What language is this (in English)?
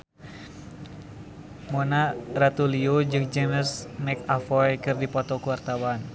Sundanese